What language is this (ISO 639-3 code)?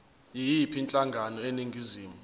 zul